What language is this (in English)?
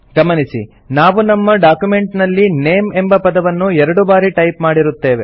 Kannada